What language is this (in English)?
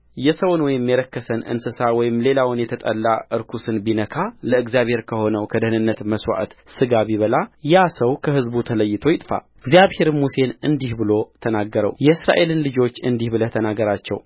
Amharic